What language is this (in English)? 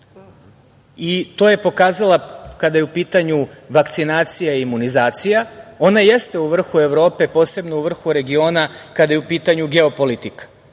Serbian